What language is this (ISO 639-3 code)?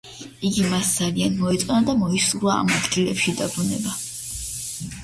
kat